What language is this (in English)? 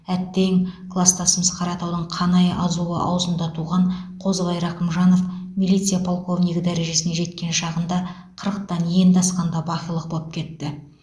Kazakh